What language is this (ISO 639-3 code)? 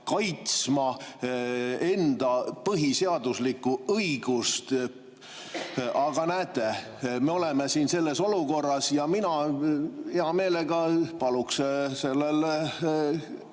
est